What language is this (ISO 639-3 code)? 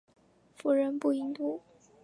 zho